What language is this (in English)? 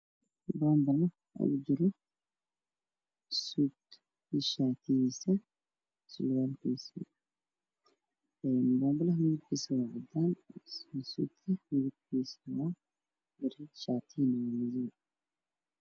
Somali